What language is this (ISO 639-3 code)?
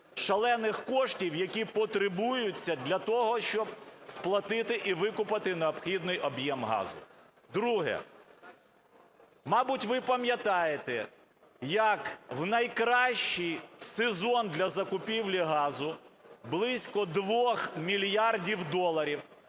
ukr